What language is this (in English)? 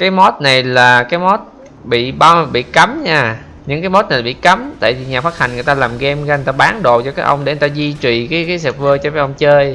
Vietnamese